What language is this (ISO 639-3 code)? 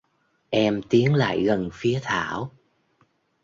vie